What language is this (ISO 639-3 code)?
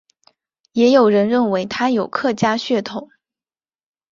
zho